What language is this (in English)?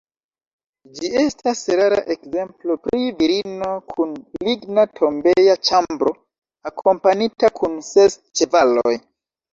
Esperanto